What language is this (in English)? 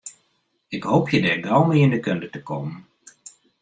Western Frisian